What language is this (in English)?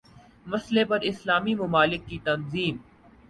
Urdu